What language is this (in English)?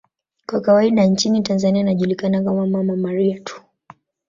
Swahili